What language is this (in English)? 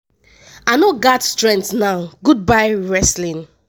Nigerian Pidgin